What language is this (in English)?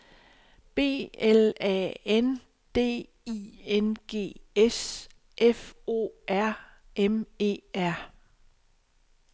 Danish